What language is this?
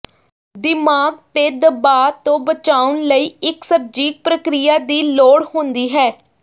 Punjabi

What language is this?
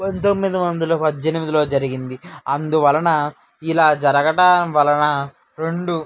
Telugu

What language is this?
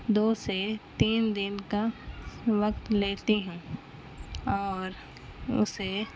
Urdu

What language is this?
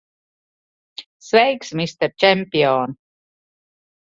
Latvian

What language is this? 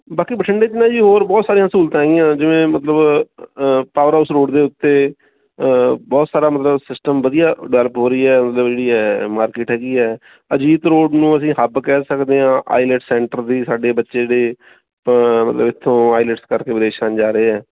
Punjabi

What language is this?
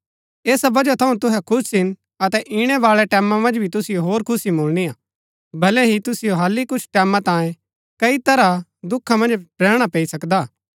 Gaddi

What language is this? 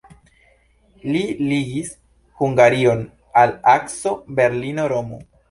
Esperanto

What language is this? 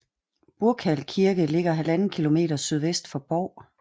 Danish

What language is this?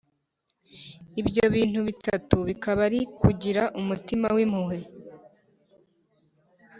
Kinyarwanda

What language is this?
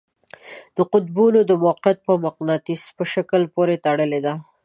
Pashto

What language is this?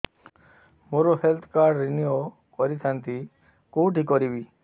Odia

